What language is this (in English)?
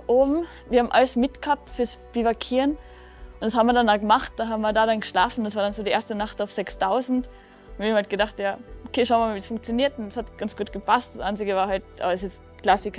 German